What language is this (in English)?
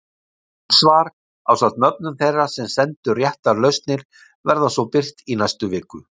Icelandic